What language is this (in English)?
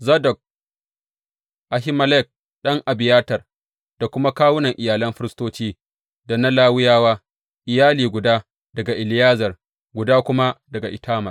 Hausa